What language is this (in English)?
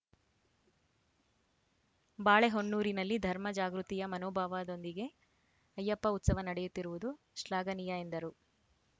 Kannada